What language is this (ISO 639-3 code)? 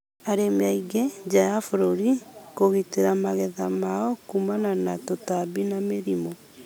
kik